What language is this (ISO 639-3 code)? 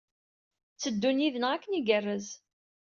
kab